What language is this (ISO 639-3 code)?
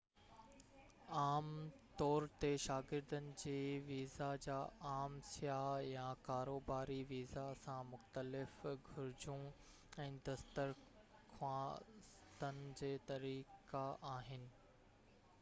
snd